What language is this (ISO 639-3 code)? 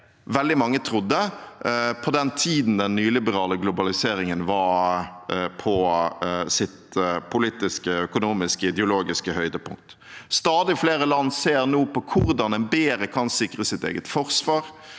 nor